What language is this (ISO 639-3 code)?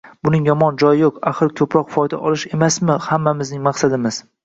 uzb